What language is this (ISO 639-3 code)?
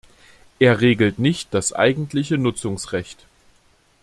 deu